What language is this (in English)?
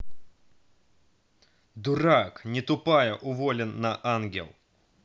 Russian